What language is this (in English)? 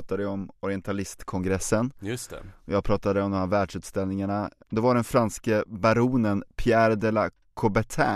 Swedish